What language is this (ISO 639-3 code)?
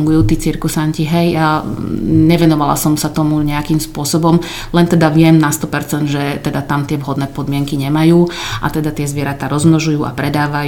slk